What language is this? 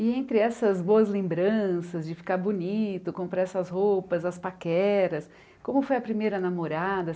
Portuguese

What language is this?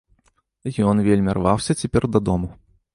Belarusian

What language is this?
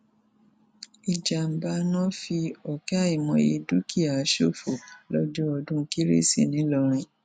Yoruba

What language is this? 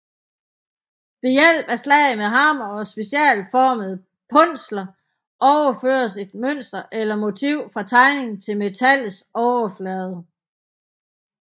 Danish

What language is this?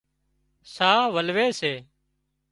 Wadiyara Koli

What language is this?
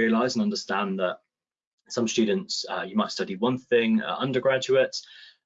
English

